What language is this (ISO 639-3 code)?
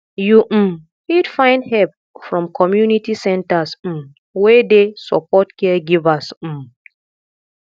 pcm